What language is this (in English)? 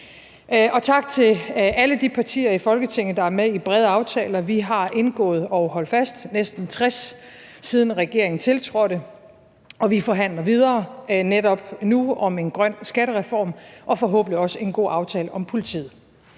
Danish